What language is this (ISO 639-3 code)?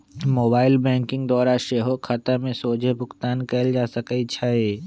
mag